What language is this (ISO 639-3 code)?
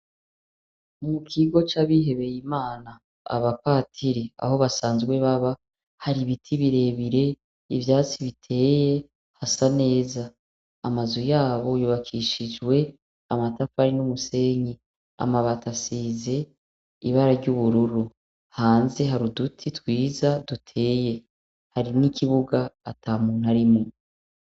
run